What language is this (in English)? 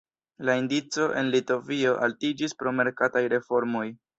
Esperanto